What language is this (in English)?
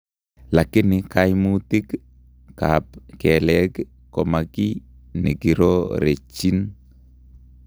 Kalenjin